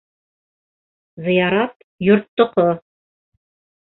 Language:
Bashkir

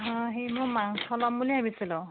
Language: Assamese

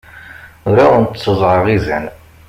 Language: Kabyle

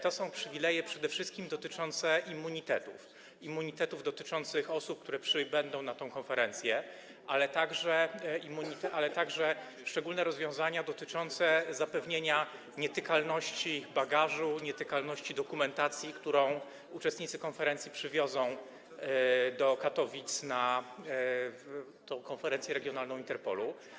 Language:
Polish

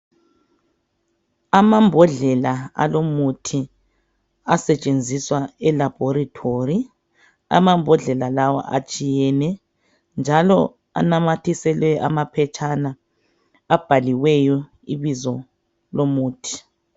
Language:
North Ndebele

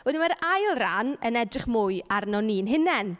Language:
Welsh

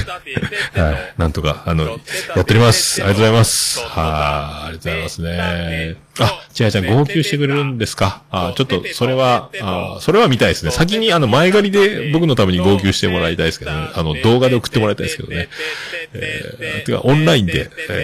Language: Japanese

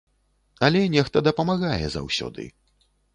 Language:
Belarusian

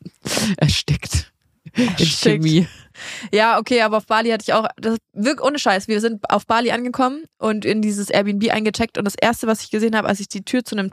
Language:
German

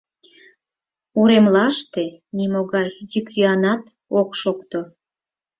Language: Mari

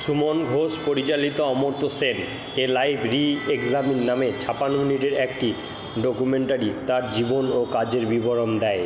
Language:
Bangla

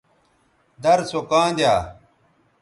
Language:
Bateri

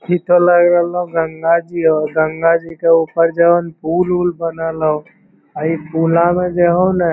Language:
Magahi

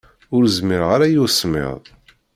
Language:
Kabyle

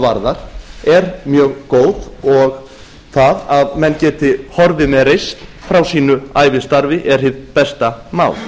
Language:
Icelandic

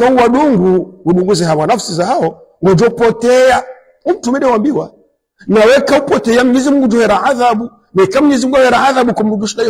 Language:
Arabic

